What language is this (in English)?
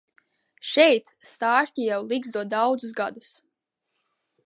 Latvian